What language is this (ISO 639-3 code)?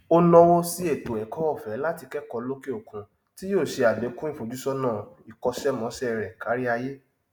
yor